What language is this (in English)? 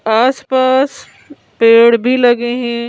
Hindi